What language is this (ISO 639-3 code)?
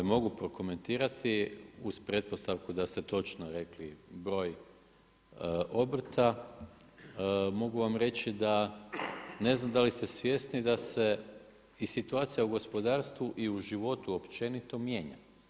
hrv